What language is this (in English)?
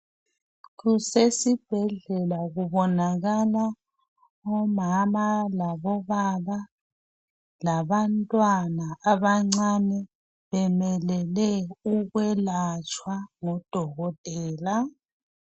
North Ndebele